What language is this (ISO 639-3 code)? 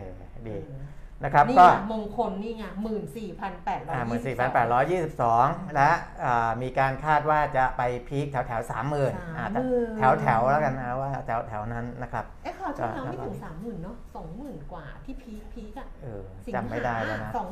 tha